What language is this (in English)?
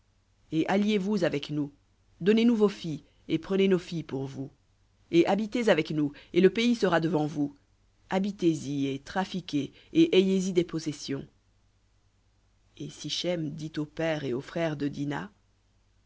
French